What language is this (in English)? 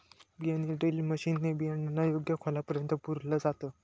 Marathi